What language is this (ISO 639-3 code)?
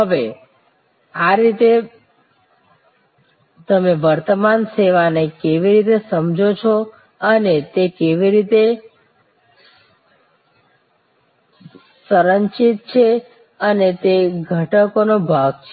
guj